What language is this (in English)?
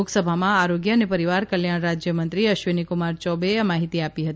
Gujarati